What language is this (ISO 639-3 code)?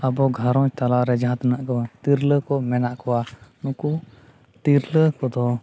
sat